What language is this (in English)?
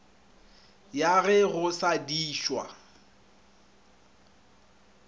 Northern Sotho